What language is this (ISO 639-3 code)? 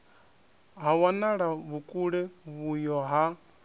ven